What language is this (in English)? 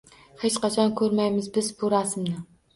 Uzbek